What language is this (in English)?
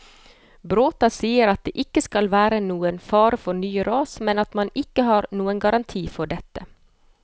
Norwegian